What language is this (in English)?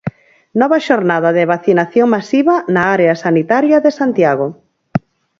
Galician